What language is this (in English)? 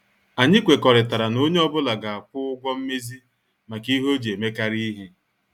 Igbo